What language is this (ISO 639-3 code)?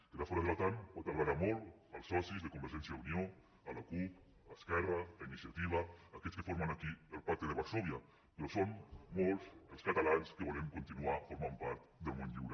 cat